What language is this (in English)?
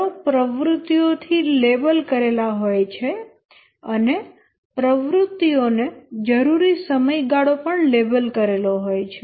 Gujarati